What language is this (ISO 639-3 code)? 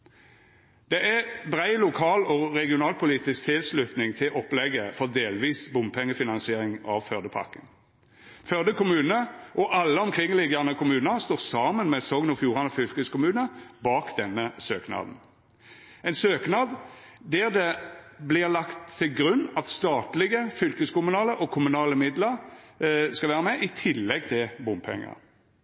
nno